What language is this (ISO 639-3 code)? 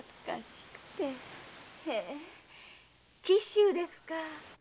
jpn